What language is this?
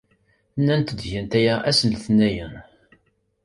Kabyle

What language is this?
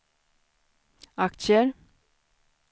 Swedish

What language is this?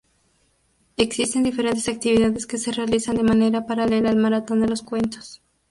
Spanish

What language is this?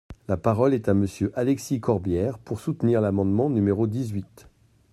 French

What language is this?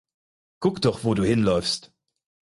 German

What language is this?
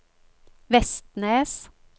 Norwegian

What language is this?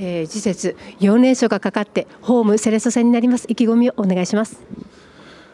Japanese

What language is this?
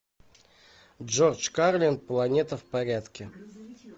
Russian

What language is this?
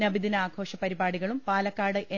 Malayalam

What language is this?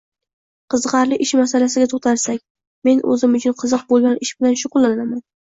Uzbek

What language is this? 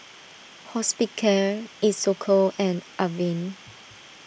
English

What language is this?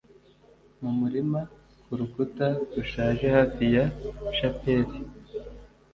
Kinyarwanda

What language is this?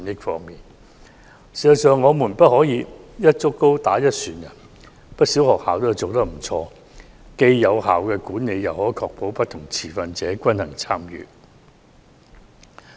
Cantonese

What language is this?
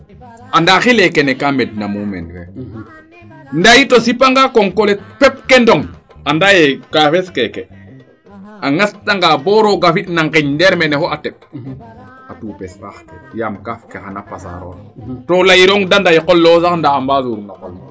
Serer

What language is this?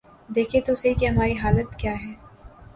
Urdu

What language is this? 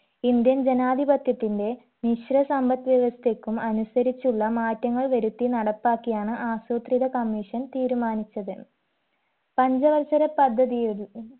Malayalam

